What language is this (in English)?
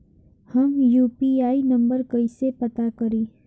Bhojpuri